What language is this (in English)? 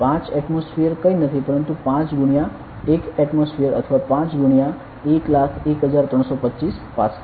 Gujarati